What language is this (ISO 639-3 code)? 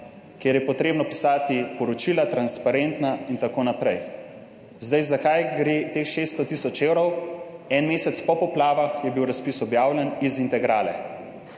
slv